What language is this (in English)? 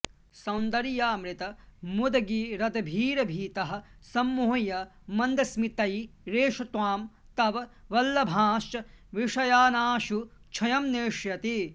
Sanskrit